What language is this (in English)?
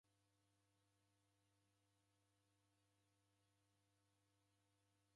Taita